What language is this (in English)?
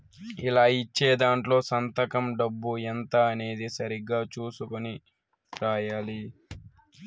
Telugu